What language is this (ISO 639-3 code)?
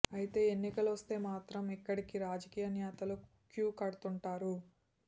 tel